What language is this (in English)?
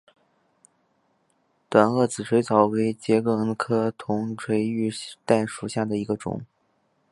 Chinese